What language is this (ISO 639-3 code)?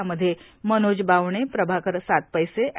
mar